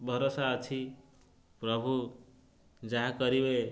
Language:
Odia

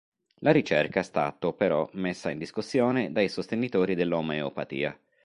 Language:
Italian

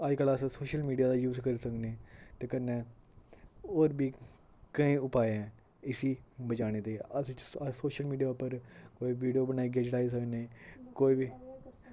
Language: Dogri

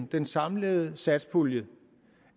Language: Danish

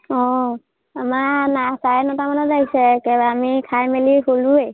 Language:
Assamese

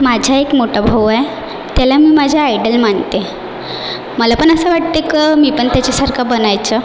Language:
Marathi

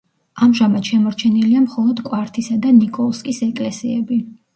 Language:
Georgian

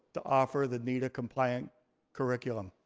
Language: English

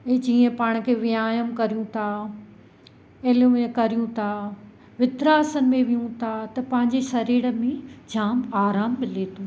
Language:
Sindhi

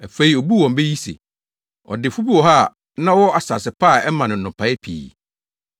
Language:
Akan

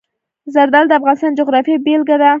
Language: Pashto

